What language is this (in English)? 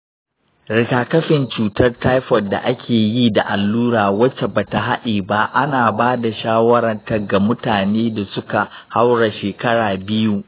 Hausa